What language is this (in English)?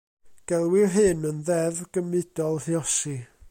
Welsh